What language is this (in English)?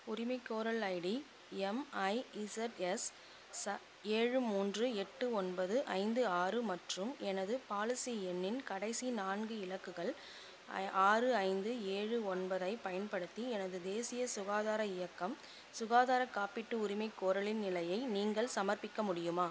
Tamil